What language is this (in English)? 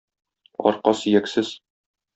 Tatar